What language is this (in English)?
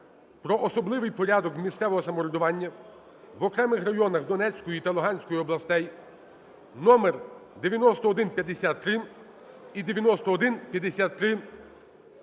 Ukrainian